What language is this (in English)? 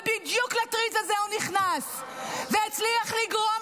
Hebrew